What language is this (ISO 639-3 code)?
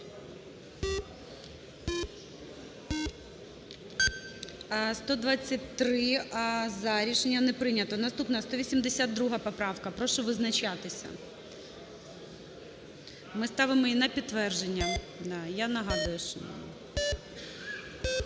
ukr